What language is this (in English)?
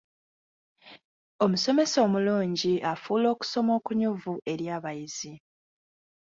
Ganda